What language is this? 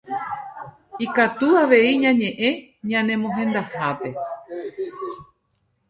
Guarani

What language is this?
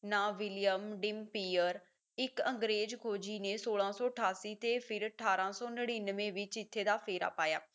Punjabi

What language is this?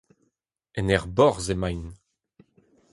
Breton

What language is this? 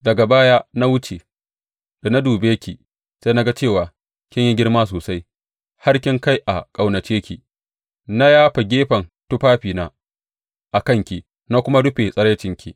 Hausa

